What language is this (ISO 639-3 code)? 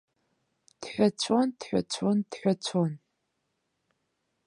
abk